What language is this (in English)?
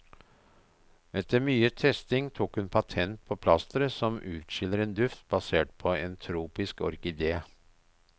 Norwegian